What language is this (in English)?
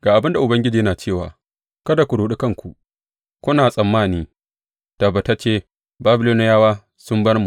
Hausa